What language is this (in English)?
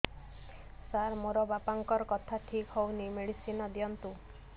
Odia